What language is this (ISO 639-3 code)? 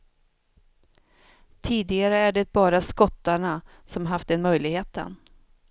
swe